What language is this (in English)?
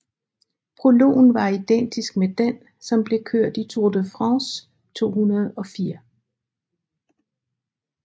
Danish